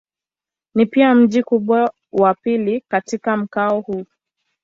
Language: Swahili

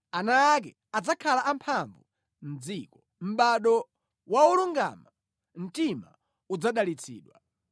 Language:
Nyanja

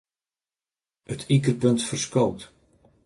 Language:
Western Frisian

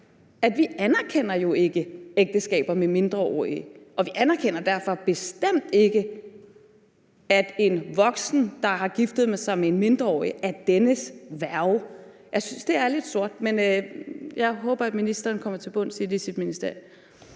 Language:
Danish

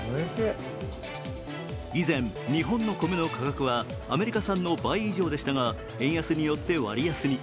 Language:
Japanese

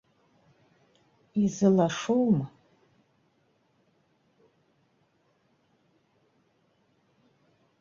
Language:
Abkhazian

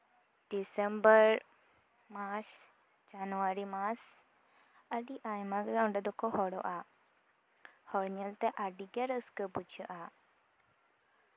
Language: Santali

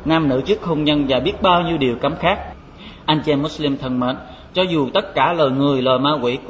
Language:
Vietnamese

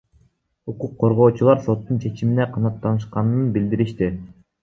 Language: Kyrgyz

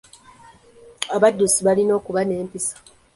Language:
Ganda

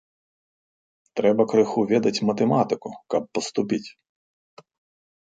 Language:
Belarusian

